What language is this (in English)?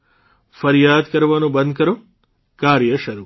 Gujarati